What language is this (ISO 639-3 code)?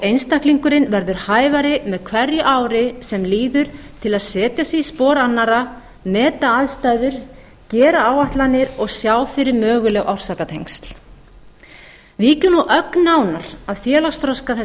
isl